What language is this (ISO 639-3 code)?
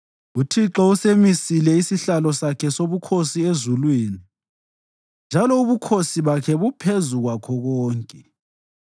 nde